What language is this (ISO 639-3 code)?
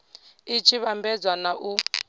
ven